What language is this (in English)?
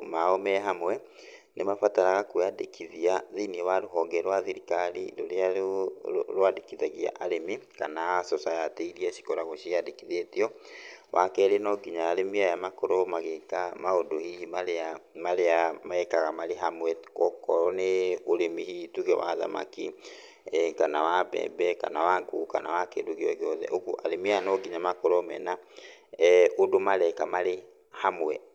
Kikuyu